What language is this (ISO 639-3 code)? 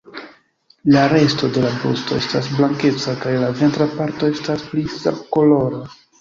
epo